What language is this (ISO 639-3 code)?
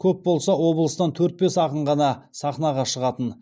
kaz